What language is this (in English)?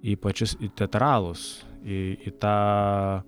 Lithuanian